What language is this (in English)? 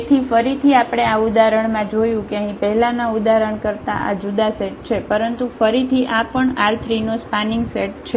Gujarati